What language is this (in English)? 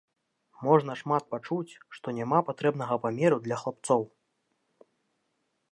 Belarusian